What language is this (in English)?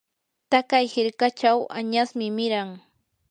Yanahuanca Pasco Quechua